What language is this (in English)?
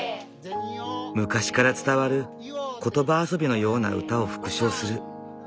Japanese